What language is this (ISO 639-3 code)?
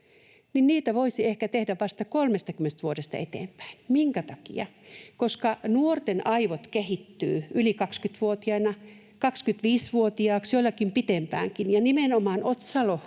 fin